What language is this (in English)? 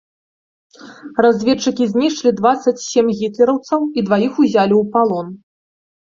Belarusian